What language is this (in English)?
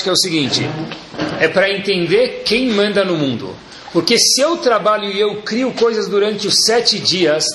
Portuguese